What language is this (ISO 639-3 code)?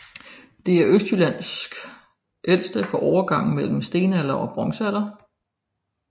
dan